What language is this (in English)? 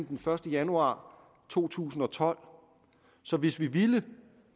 Danish